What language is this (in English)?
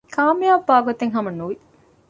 Divehi